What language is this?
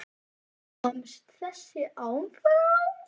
Icelandic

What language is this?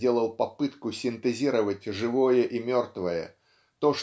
Russian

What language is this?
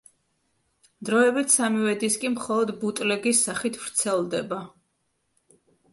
Georgian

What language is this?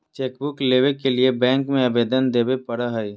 Magahi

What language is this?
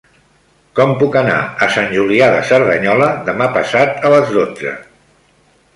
Catalan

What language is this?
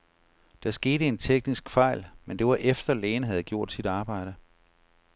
Danish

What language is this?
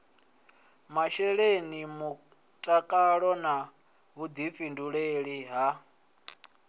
Venda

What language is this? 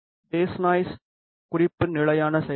Tamil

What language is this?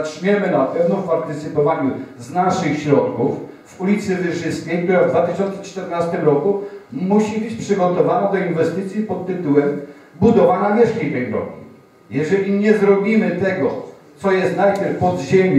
Polish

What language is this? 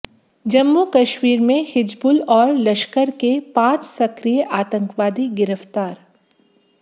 Hindi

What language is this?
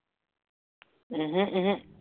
Assamese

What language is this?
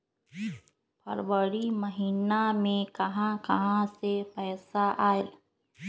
Magahi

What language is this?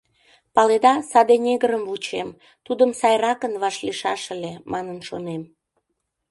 Mari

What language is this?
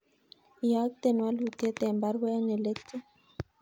Kalenjin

